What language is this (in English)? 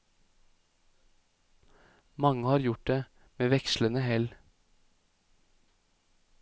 Norwegian